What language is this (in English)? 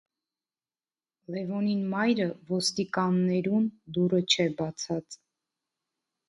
Armenian